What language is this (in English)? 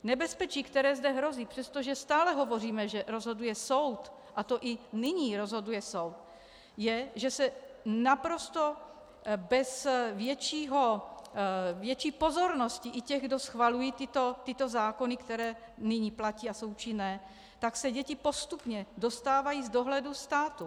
Czech